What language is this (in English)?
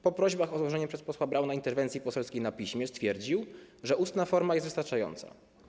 Polish